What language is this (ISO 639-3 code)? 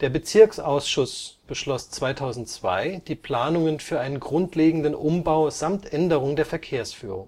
deu